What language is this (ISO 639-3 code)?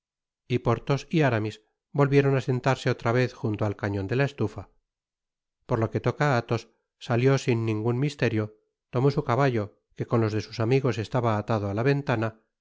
spa